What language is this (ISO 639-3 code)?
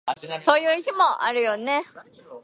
jpn